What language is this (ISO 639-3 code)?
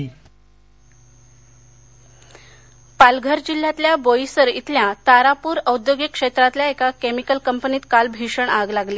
mar